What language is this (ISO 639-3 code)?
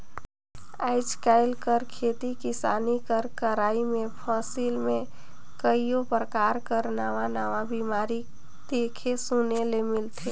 hne